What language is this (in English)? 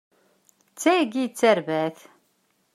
Kabyle